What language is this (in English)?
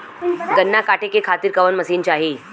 Bhojpuri